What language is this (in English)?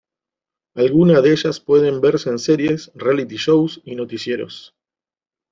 Spanish